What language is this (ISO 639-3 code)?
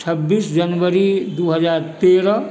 mai